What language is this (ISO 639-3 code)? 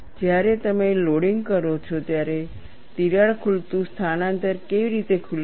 guj